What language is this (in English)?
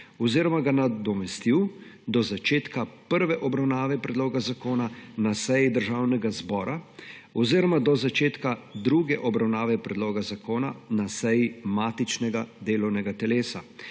Slovenian